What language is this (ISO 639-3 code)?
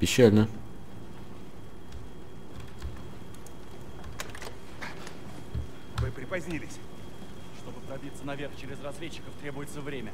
rus